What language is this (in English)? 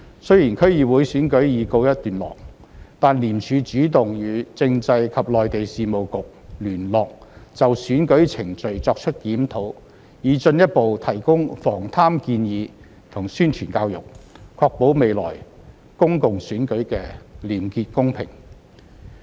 Cantonese